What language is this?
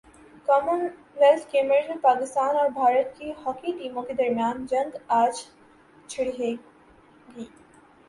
Urdu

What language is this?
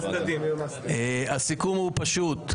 Hebrew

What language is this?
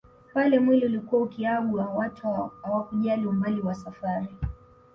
Swahili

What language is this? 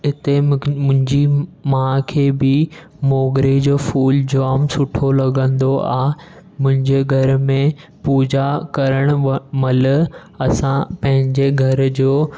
Sindhi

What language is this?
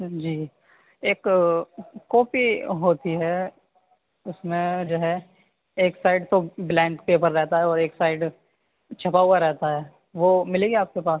Urdu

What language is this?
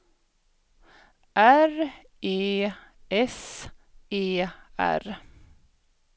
Swedish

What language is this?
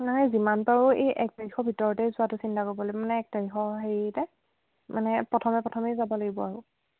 Assamese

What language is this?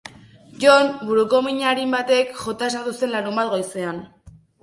Basque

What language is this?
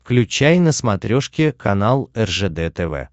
Russian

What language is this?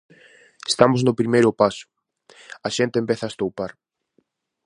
Galician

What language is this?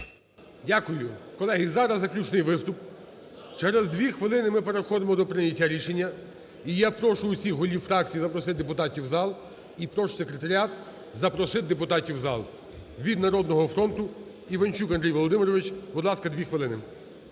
Ukrainian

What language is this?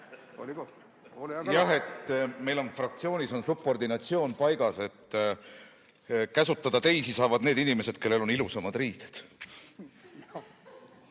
Estonian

